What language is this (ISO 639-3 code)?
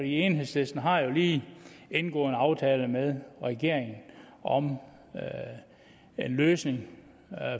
dan